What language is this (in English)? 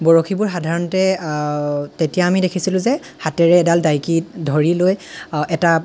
Assamese